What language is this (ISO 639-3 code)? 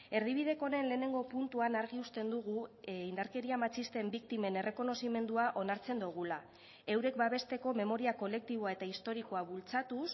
eus